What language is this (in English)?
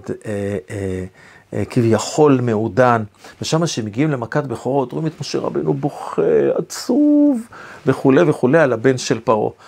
Hebrew